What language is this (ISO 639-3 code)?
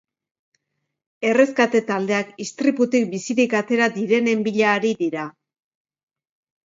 eus